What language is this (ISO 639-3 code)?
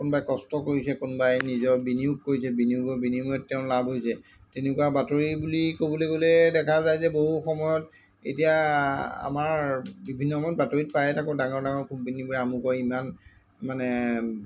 asm